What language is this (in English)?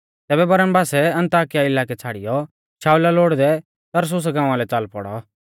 Mahasu Pahari